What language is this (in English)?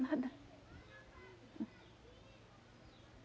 Portuguese